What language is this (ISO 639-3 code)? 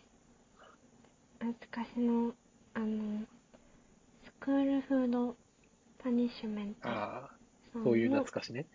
jpn